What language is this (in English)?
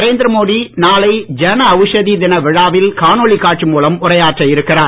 Tamil